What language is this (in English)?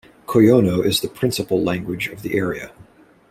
English